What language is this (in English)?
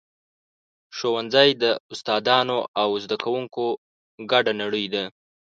Pashto